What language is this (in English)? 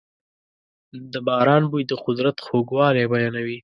Pashto